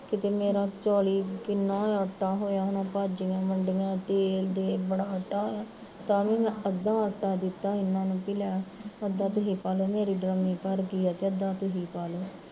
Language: Punjabi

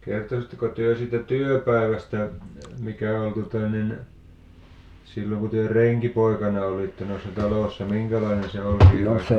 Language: Finnish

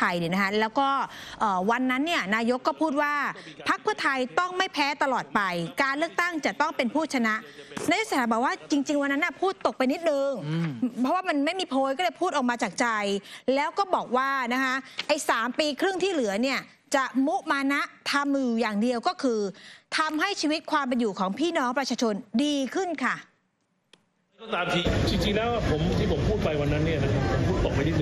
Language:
Thai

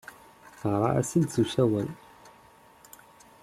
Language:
Kabyle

